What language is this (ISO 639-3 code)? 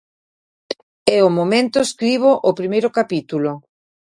glg